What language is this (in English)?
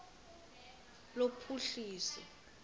Xhosa